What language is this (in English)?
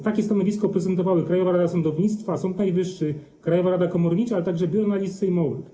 Polish